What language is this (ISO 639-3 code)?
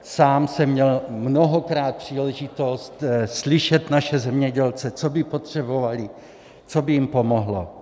ces